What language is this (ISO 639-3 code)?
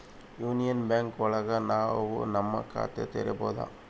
kan